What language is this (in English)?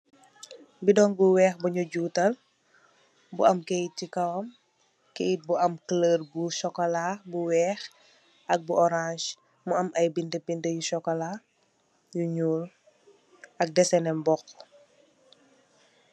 Wolof